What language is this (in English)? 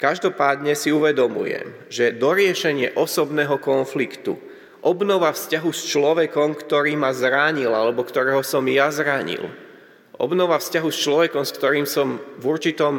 Slovak